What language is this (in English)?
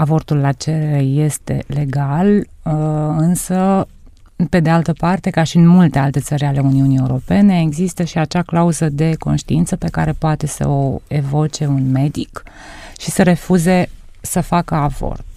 Romanian